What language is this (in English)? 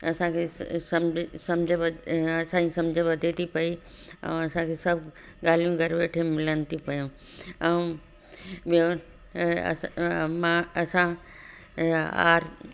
Sindhi